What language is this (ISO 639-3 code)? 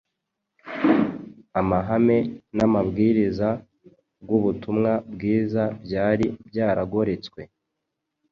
kin